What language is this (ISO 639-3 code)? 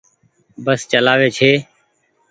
gig